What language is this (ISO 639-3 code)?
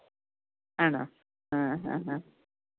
mal